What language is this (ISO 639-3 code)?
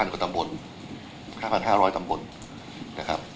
tha